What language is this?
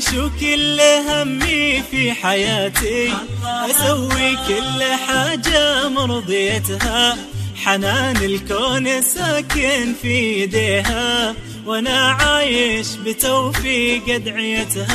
Arabic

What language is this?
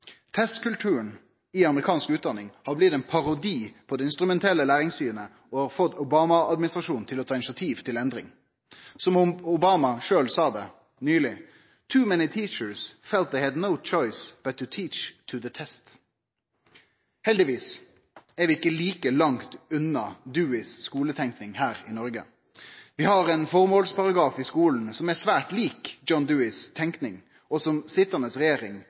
Norwegian Nynorsk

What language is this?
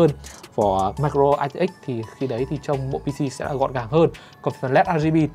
Vietnamese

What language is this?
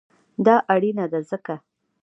Pashto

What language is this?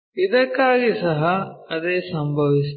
Kannada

